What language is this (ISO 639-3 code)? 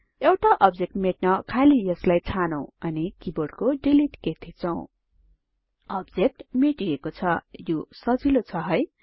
nep